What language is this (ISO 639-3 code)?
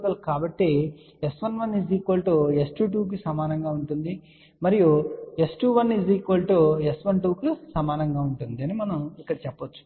tel